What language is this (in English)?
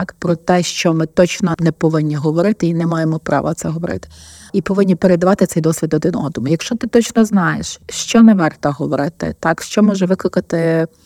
Ukrainian